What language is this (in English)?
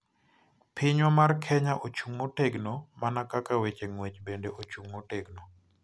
Luo (Kenya and Tanzania)